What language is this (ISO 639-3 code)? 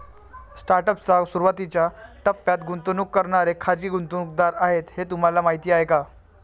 mar